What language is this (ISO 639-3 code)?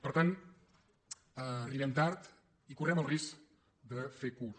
cat